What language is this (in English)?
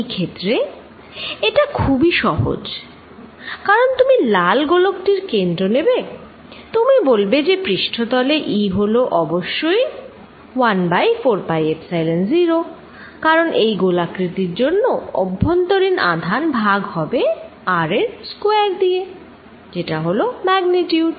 Bangla